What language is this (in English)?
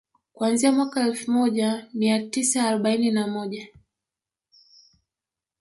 Swahili